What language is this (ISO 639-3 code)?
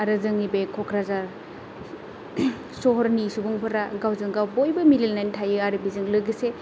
brx